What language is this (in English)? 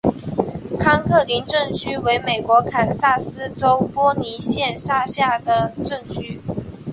Chinese